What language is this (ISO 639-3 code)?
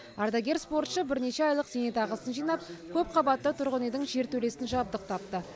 kaz